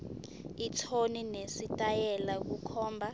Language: Swati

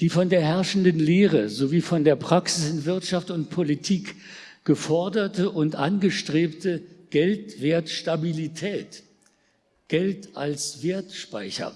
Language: German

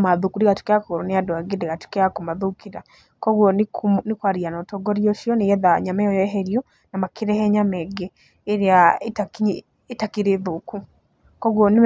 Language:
Kikuyu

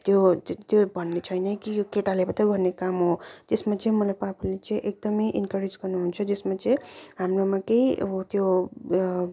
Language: Nepali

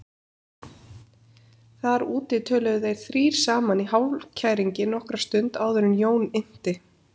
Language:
Icelandic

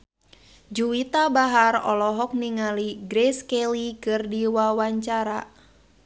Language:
Sundanese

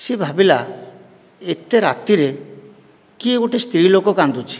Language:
Odia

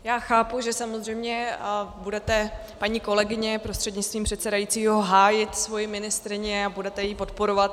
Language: Czech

